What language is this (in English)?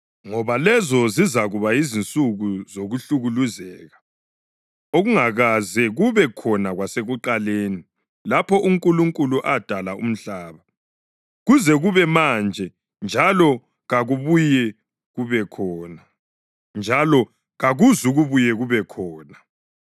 North Ndebele